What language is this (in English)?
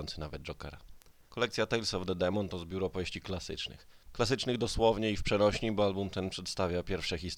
Polish